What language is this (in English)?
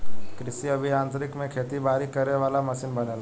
Bhojpuri